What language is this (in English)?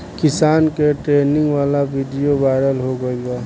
Bhojpuri